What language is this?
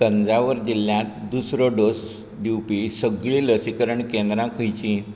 Konkani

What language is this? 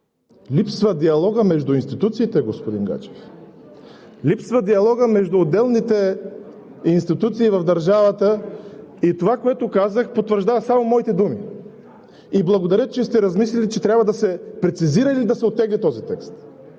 Bulgarian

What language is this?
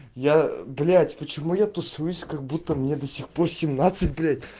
Russian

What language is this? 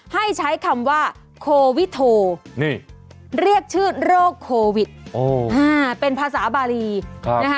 Thai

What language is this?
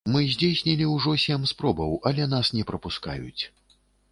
Belarusian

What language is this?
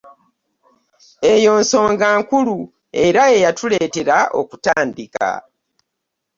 Ganda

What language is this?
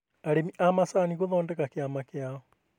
Kikuyu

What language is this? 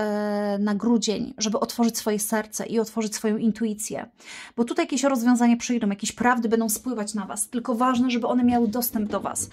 Polish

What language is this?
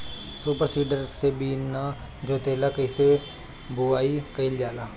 Bhojpuri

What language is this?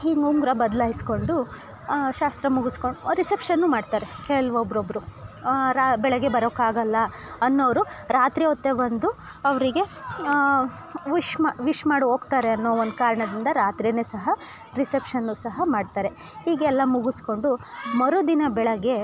Kannada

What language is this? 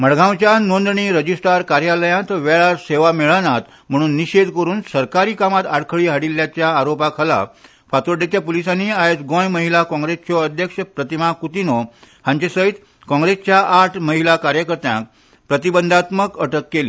Konkani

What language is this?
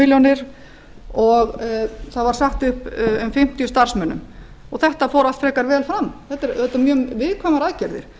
Icelandic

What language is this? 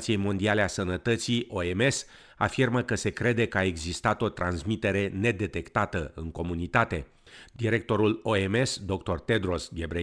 Romanian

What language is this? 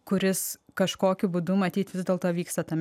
Lithuanian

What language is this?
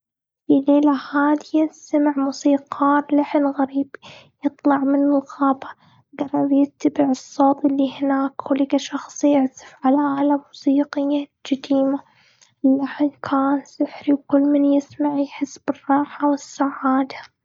Gulf Arabic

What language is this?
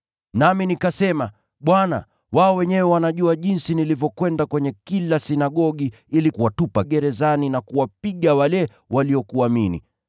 Swahili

